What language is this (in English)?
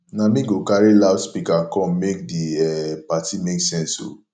Nigerian Pidgin